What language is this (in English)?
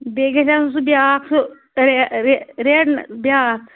Kashmiri